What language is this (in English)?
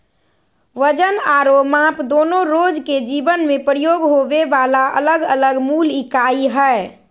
Magahi